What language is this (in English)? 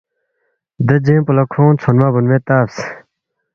Balti